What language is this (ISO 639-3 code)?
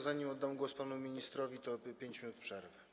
pol